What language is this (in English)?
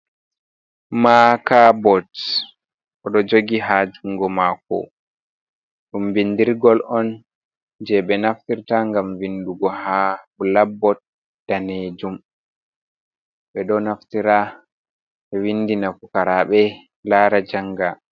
Fula